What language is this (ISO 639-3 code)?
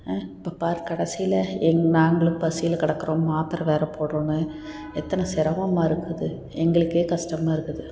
tam